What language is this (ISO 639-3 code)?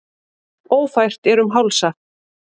isl